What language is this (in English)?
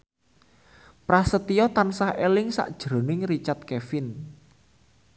Javanese